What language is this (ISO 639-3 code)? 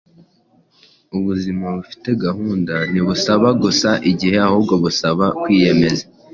kin